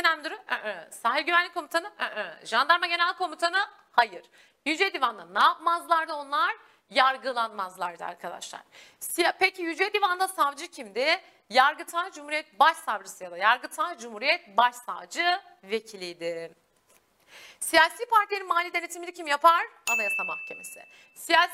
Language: Turkish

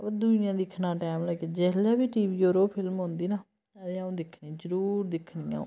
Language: Dogri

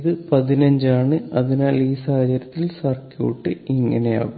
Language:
Malayalam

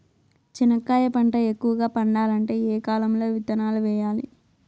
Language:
Telugu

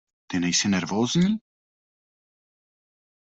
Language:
Czech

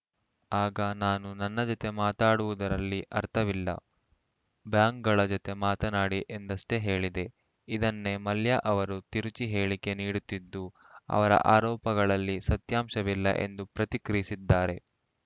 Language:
Kannada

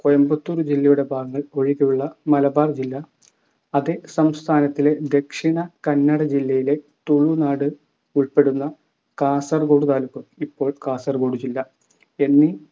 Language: Malayalam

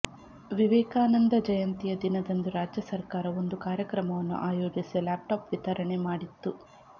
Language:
Kannada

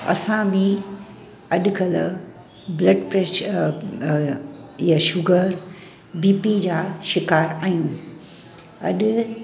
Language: Sindhi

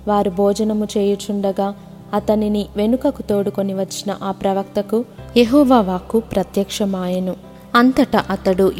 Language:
Telugu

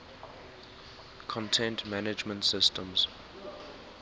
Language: English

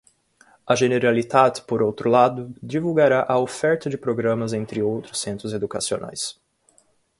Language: Portuguese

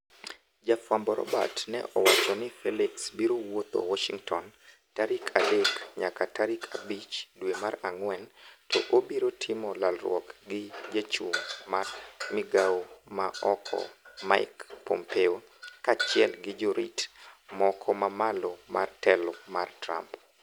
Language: Luo (Kenya and Tanzania)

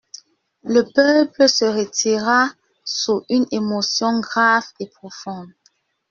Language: French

